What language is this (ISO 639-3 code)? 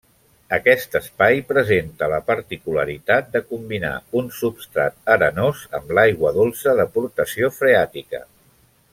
cat